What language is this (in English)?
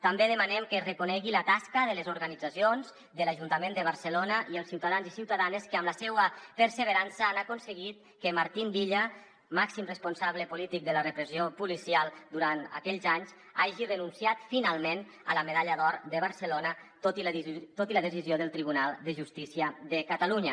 Catalan